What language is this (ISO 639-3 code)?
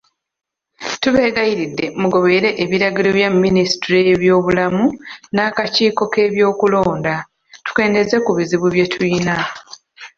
lug